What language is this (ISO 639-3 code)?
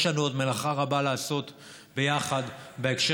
heb